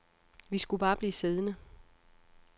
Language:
Danish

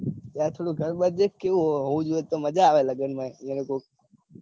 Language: Gujarati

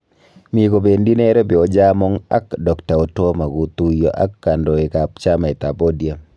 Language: Kalenjin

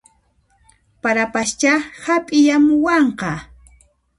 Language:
Puno Quechua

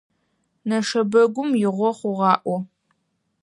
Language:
Adyghe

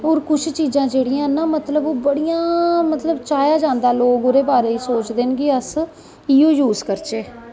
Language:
Dogri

